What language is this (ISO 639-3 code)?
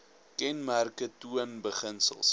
afr